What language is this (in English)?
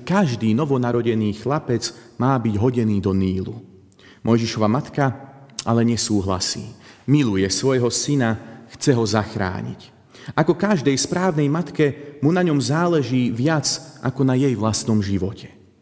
Slovak